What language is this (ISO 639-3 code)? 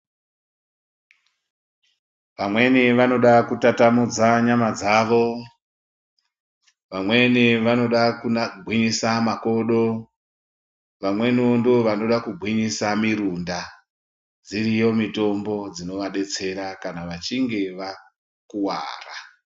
ndc